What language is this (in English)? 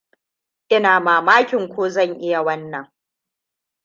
Hausa